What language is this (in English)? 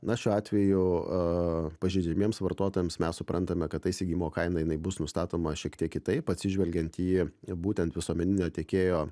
Lithuanian